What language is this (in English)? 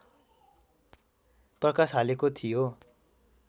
Nepali